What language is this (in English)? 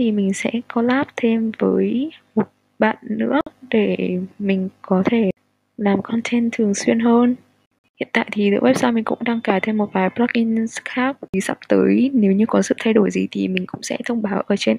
Vietnamese